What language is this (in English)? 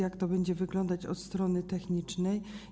Polish